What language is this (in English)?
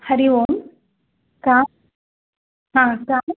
Sanskrit